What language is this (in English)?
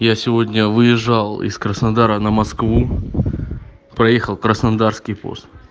Russian